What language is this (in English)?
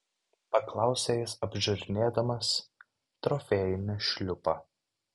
Lithuanian